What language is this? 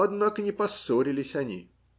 Russian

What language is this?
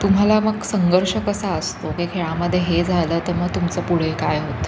Marathi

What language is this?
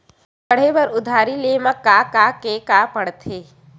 Chhattisgarhi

